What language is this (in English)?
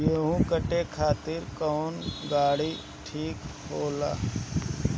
Bhojpuri